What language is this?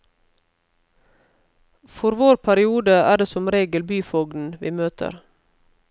Norwegian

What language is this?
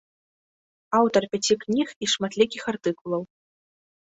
Belarusian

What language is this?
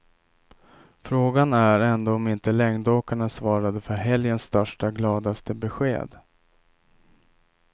Swedish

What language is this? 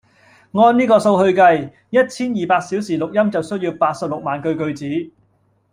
Cantonese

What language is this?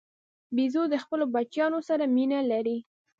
Pashto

